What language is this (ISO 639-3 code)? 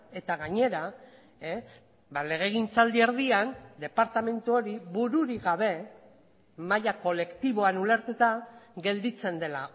eus